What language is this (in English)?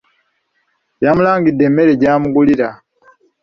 Ganda